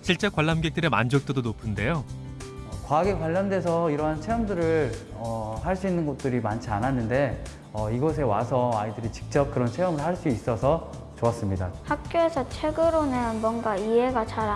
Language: Korean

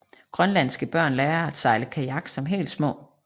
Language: Danish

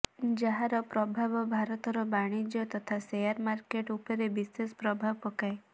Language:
Odia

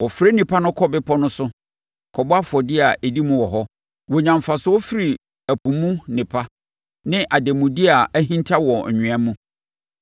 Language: Akan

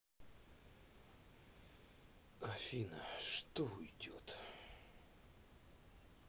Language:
Russian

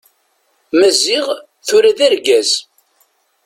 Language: Kabyle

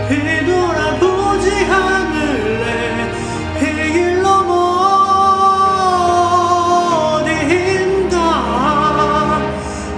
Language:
Korean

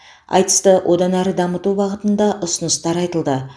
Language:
Kazakh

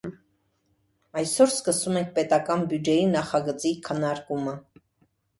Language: Armenian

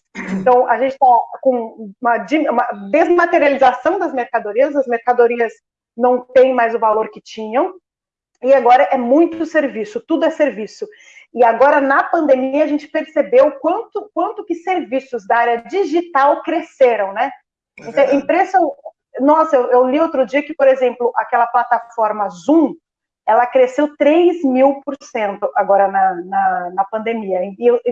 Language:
Portuguese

